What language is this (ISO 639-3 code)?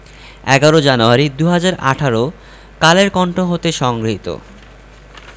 ben